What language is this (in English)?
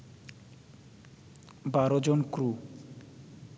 Bangla